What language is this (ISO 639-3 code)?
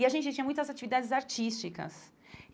por